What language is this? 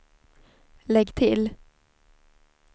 Swedish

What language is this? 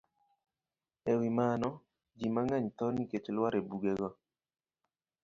Luo (Kenya and Tanzania)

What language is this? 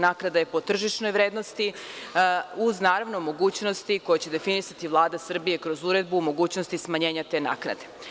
Serbian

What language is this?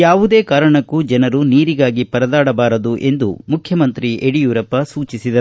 Kannada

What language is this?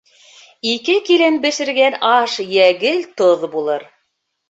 Bashkir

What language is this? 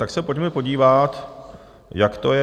Czech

